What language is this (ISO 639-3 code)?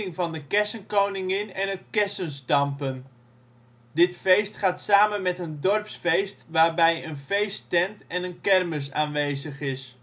nld